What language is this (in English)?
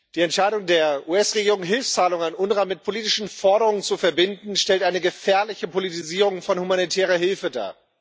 German